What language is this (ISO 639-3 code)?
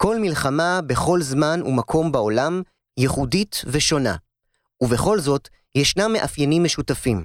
heb